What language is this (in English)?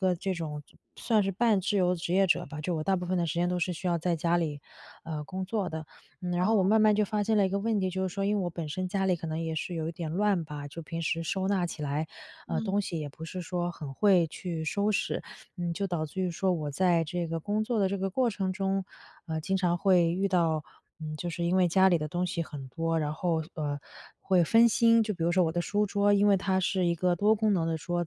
Chinese